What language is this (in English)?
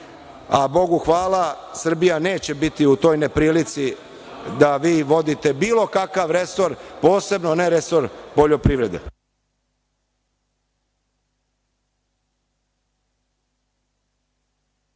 Serbian